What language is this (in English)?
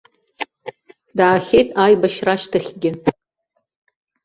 Abkhazian